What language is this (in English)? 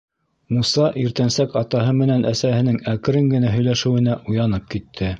Bashkir